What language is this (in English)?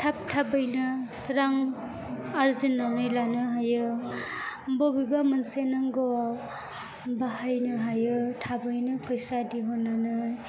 Bodo